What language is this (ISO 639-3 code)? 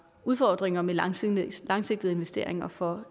dan